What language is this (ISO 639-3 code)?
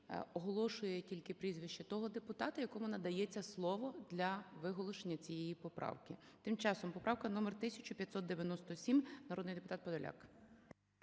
ukr